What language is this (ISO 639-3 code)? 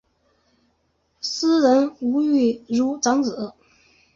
zho